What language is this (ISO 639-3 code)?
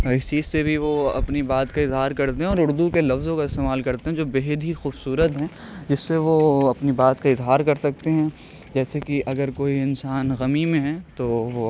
urd